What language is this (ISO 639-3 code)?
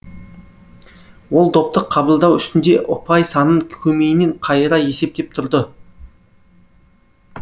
kaz